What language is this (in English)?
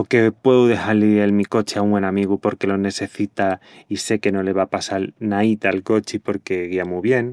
Extremaduran